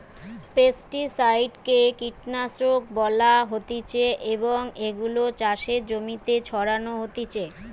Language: Bangla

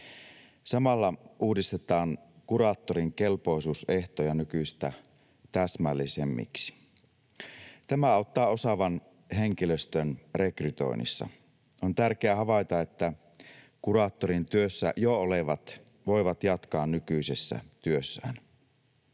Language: Finnish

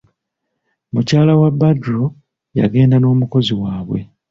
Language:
Ganda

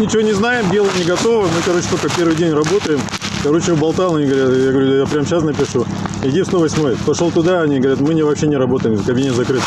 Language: Russian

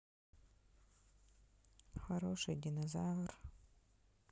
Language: Russian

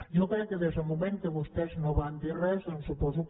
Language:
Catalan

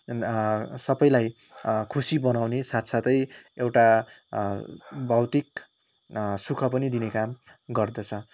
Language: Nepali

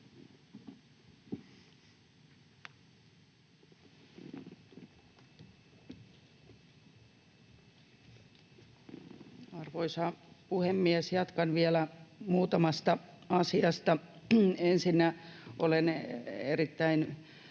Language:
Finnish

